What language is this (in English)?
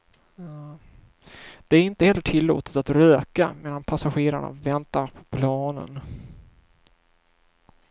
Swedish